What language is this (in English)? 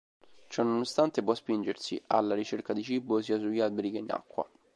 Italian